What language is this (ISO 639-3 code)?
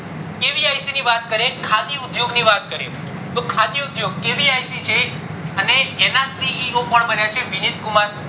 guj